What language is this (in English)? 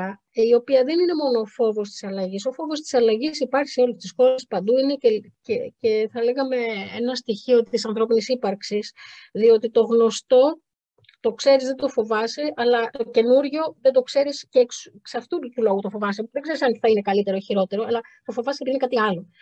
Greek